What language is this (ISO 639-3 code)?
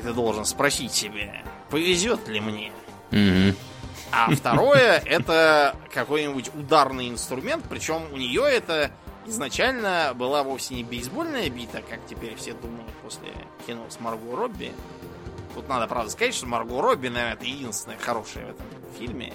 rus